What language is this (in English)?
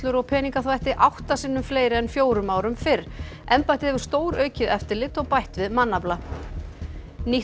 Icelandic